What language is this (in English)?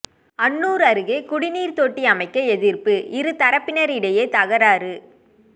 Tamil